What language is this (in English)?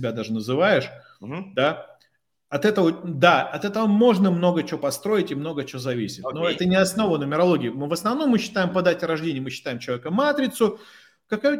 Russian